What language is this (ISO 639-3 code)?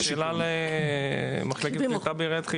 heb